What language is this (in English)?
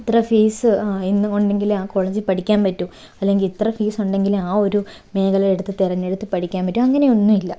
Malayalam